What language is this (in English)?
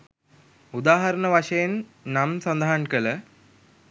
Sinhala